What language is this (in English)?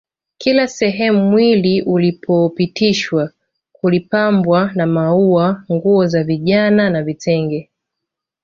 Swahili